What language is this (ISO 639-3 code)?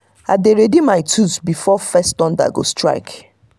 pcm